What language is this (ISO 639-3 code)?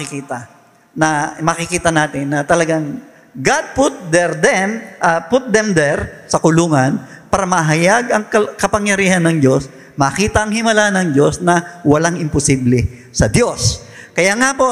fil